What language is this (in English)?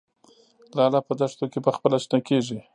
Pashto